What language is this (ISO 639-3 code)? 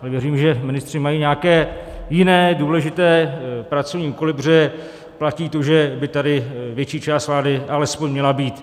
ces